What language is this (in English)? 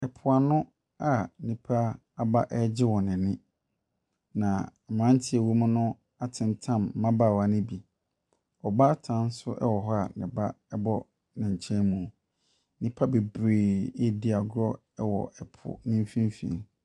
Akan